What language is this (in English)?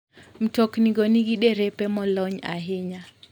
Luo (Kenya and Tanzania)